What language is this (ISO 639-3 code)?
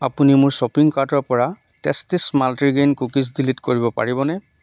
asm